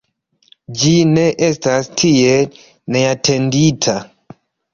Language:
Esperanto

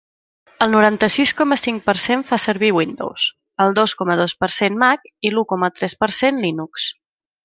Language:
Catalan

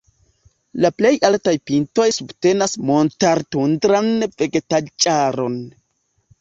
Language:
Esperanto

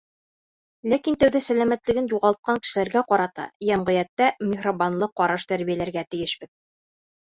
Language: Bashkir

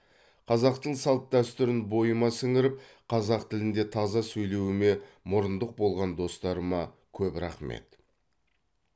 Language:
Kazakh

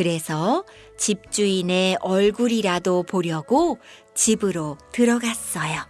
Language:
Korean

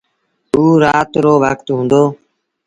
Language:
Sindhi Bhil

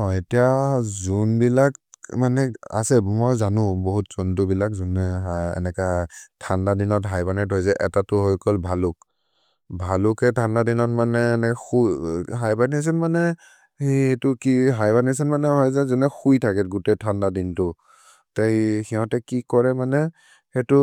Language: Maria (India)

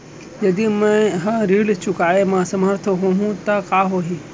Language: Chhattisgarhi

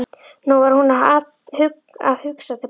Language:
Icelandic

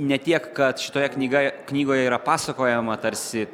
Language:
Lithuanian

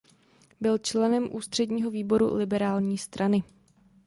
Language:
Czech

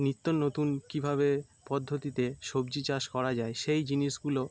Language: Bangla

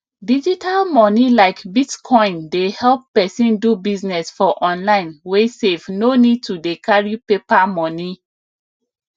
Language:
Nigerian Pidgin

